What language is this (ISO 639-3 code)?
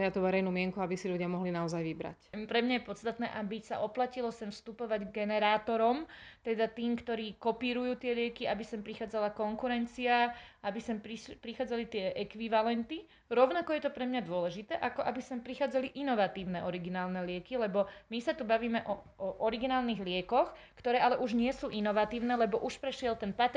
slk